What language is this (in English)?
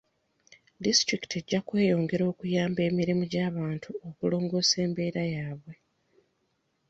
Ganda